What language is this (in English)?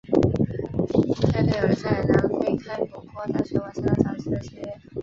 Chinese